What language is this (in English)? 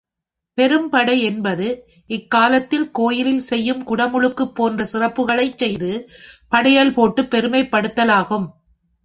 Tamil